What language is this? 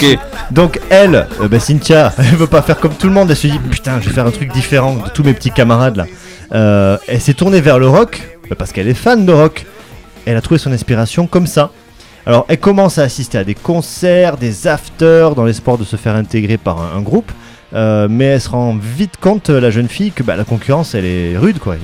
French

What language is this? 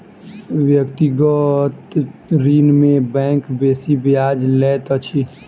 Maithili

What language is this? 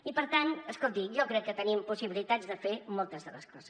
Catalan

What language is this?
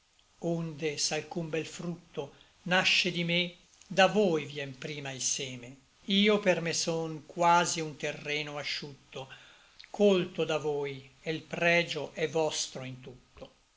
Italian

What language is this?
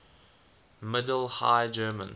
English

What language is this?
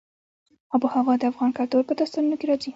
Pashto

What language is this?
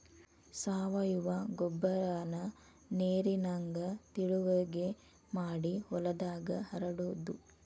Kannada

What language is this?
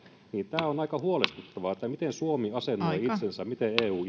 Finnish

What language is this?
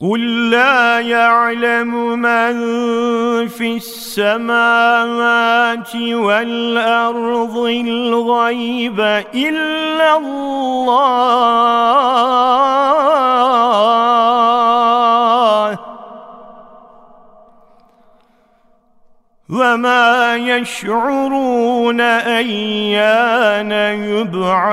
Turkish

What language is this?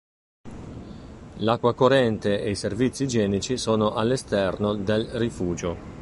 Italian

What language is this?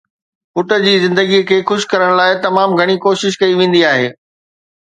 Sindhi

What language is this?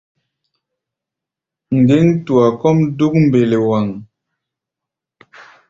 Gbaya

